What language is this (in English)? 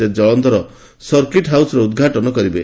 Odia